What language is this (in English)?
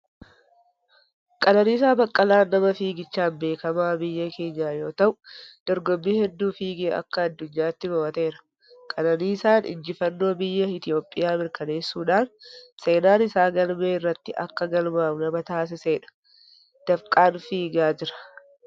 Oromo